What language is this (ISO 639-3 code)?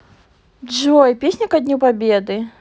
rus